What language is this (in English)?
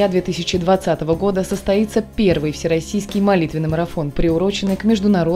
Russian